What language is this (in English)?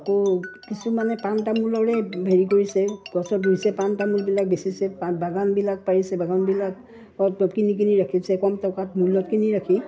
Assamese